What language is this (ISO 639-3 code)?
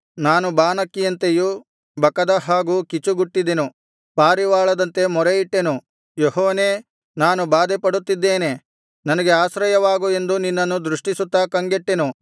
kan